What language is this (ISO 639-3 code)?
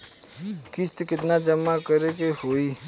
bho